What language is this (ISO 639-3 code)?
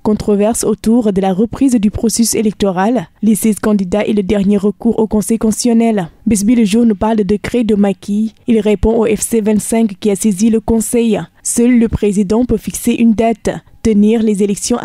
fra